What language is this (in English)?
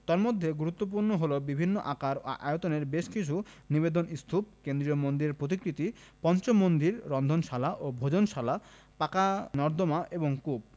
Bangla